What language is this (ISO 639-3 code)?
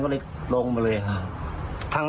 tha